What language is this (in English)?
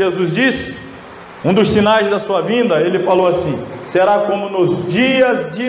Portuguese